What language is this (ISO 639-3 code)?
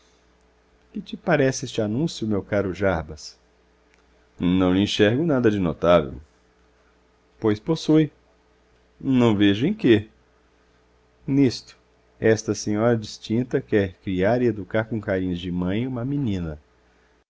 por